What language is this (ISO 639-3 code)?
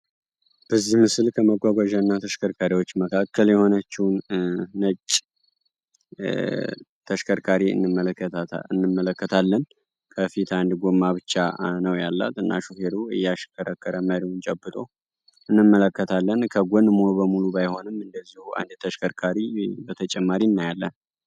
amh